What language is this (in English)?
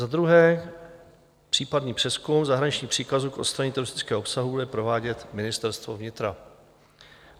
Czech